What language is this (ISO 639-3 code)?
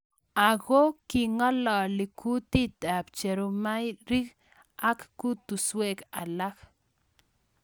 kln